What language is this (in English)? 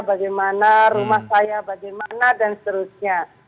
Indonesian